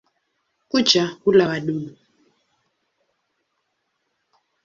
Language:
Swahili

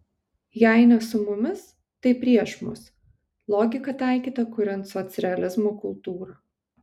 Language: Lithuanian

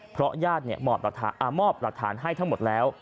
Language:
Thai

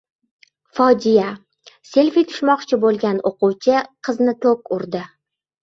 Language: Uzbek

